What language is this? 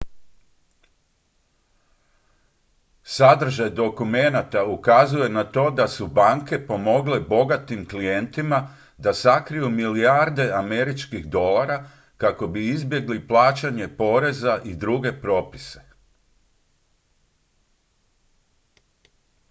Croatian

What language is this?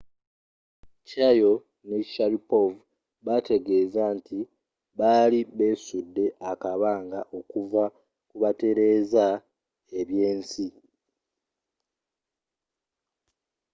Ganda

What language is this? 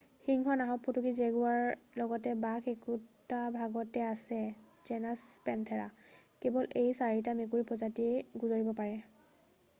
Assamese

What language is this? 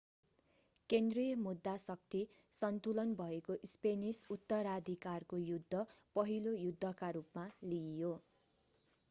Nepali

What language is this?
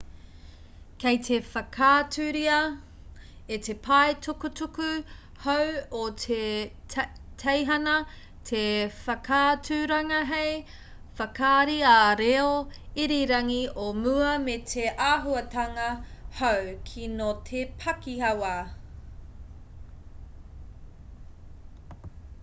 Māori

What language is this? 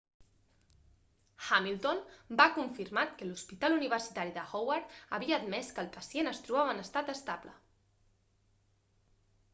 Catalan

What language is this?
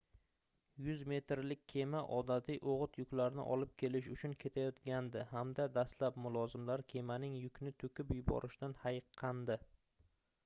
Uzbek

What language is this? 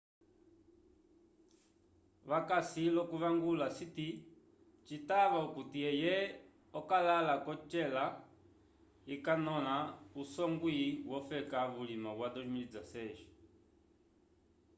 Umbundu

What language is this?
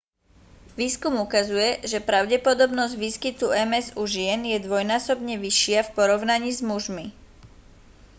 Slovak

